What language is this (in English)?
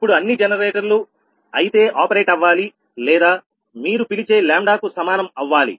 Telugu